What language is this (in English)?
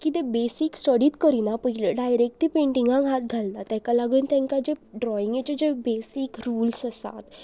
Konkani